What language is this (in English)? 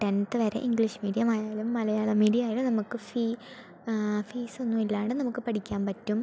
Malayalam